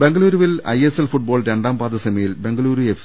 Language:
Malayalam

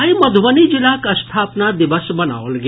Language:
Maithili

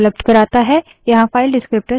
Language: Hindi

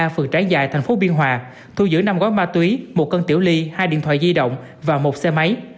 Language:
Vietnamese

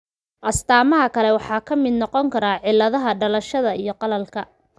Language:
Somali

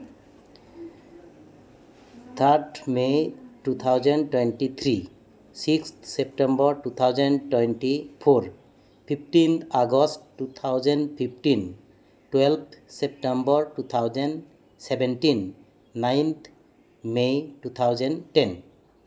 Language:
Santali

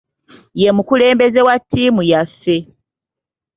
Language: Ganda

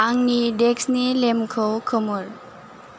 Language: Bodo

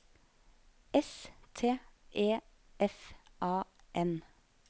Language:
Norwegian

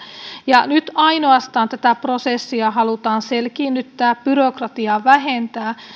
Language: Finnish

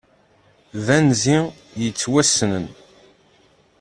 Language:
Kabyle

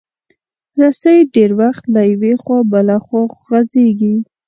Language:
Pashto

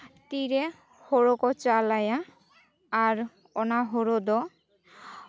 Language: Santali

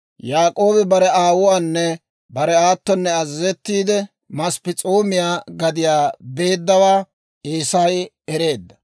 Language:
Dawro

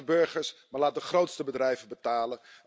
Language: Dutch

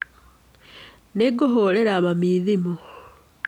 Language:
Kikuyu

